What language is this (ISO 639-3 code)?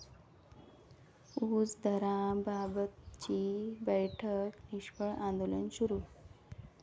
mar